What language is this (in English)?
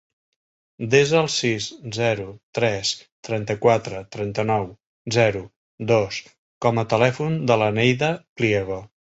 Catalan